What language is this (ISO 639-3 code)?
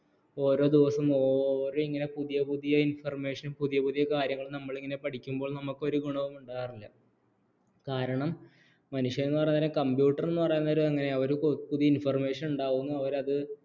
mal